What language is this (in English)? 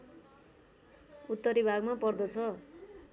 Nepali